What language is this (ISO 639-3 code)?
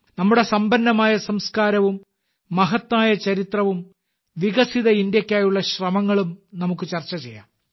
mal